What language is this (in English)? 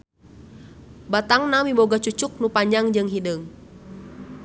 Sundanese